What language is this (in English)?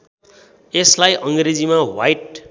Nepali